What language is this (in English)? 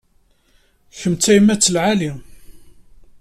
Kabyle